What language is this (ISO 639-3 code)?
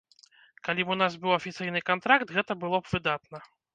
bel